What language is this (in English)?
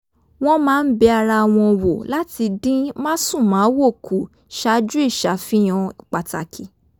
Yoruba